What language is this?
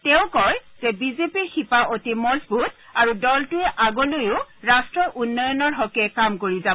Assamese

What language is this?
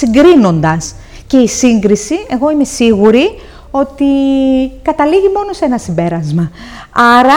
Greek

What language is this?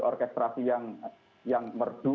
Indonesian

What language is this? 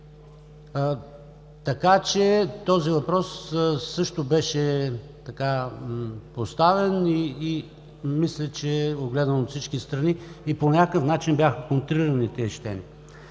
Bulgarian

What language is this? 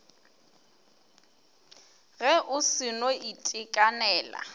Northern Sotho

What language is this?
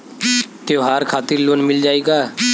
Bhojpuri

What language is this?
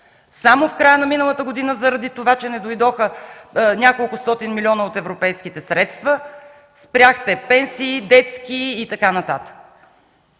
Bulgarian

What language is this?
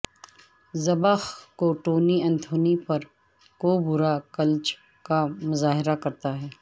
Urdu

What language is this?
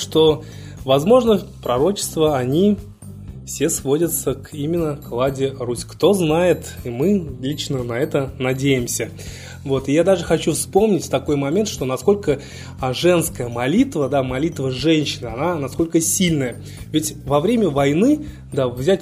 Russian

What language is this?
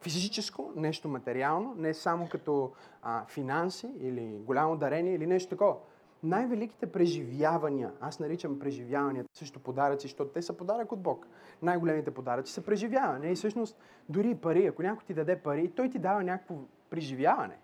Bulgarian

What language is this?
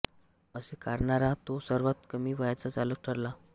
Marathi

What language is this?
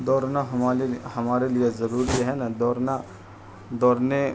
Urdu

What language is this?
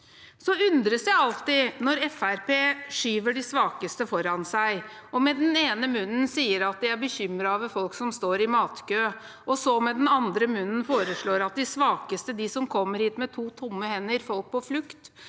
Norwegian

